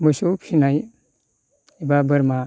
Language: Bodo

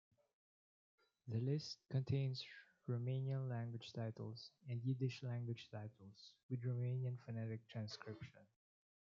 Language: English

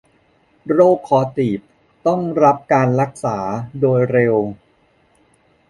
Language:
Thai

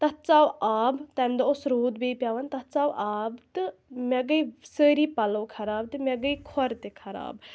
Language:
Kashmiri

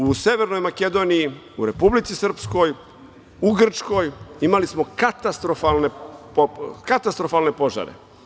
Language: Serbian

